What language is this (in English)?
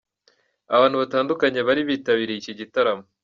Kinyarwanda